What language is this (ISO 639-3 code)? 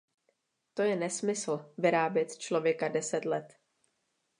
ces